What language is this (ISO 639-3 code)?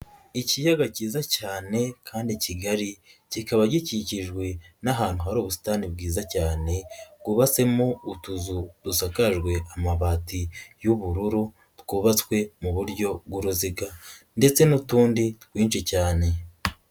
kin